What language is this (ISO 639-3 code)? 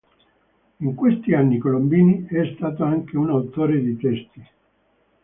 ita